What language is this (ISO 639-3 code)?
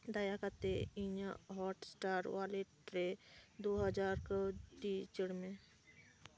sat